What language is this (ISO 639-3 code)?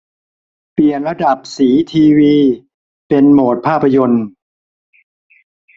tha